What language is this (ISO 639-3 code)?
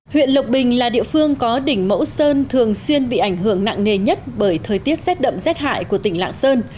vie